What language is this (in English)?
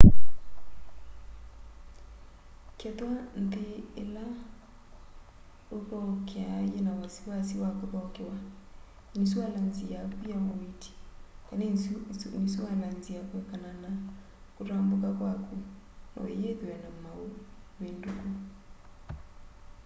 Kamba